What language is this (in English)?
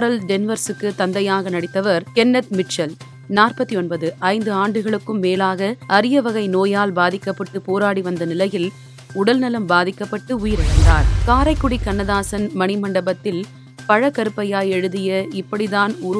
Tamil